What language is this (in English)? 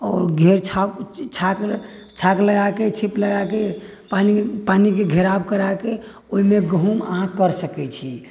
Maithili